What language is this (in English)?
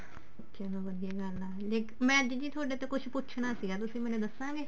Punjabi